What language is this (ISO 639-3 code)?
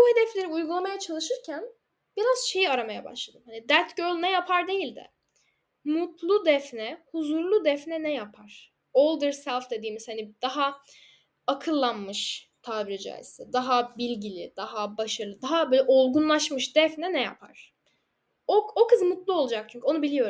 tur